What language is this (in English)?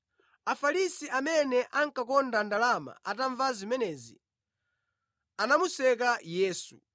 Nyanja